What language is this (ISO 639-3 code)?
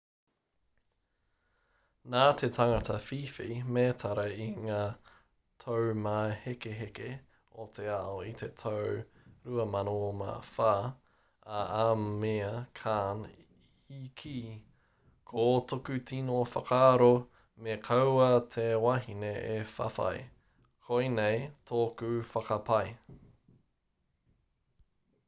mri